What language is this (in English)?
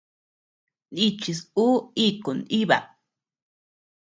Tepeuxila Cuicatec